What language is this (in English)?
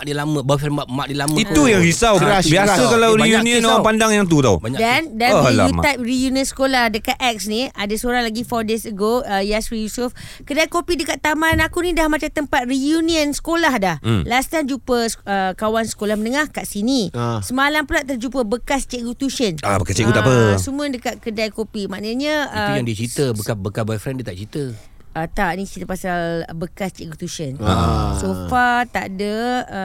Malay